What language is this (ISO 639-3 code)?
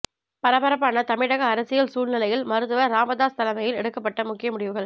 tam